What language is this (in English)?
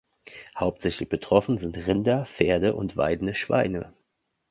German